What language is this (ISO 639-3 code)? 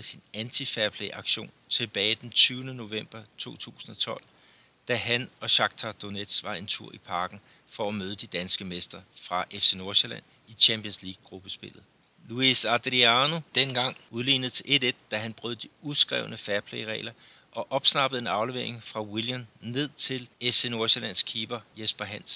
dan